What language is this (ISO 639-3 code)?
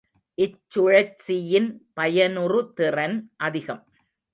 tam